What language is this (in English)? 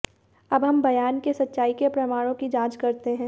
Hindi